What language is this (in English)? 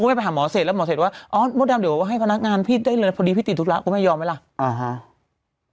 Thai